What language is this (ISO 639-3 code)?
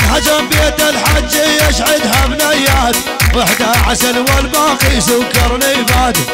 ara